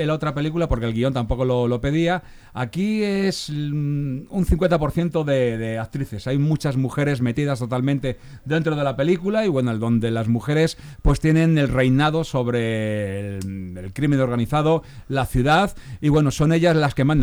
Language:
Spanish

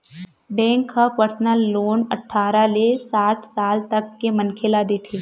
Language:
Chhattisgarhi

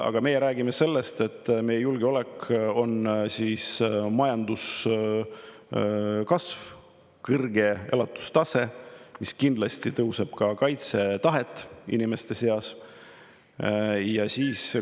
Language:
Estonian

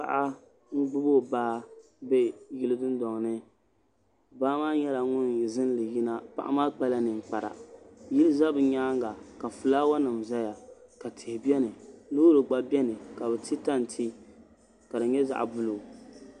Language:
Dagbani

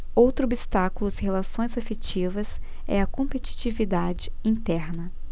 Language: Portuguese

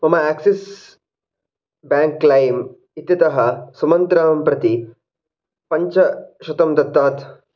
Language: Sanskrit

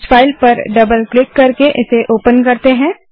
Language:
Hindi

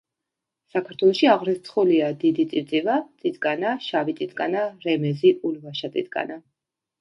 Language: Georgian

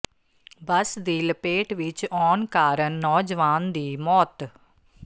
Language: Punjabi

